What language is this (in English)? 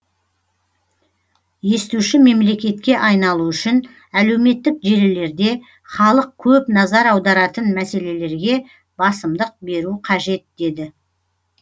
Kazakh